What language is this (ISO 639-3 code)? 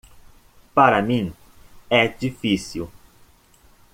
por